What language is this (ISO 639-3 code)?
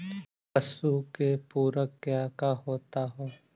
mag